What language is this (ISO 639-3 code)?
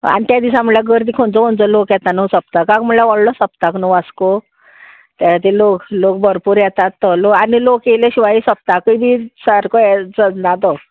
kok